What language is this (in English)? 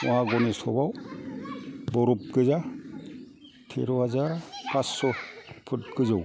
Bodo